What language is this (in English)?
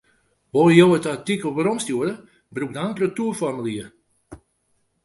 Western Frisian